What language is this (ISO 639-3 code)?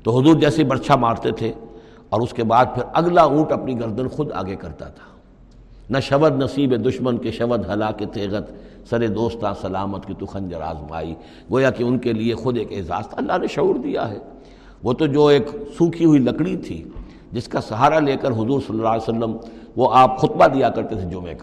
urd